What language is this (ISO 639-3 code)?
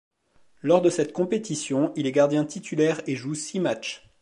fra